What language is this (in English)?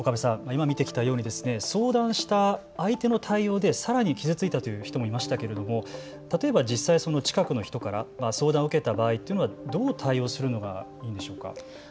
Japanese